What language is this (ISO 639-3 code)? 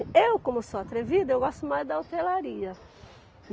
por